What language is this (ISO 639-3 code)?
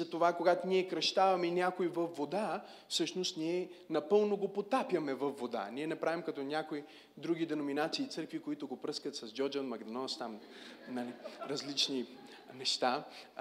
bul